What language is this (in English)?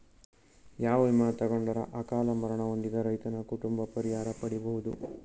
Kannada